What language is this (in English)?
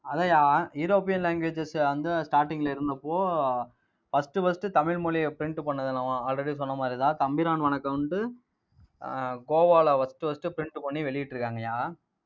Tamil